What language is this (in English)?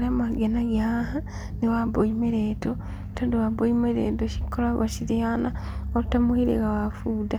Kikuyu